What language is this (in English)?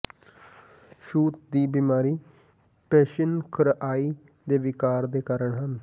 Punjabi